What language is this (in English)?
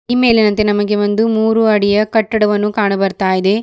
Kannada